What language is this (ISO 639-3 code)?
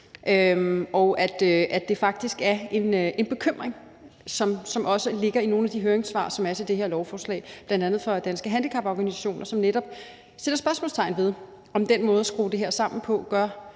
dan